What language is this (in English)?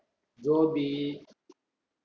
Tamil